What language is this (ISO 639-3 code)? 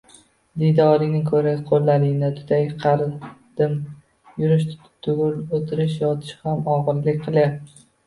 uzb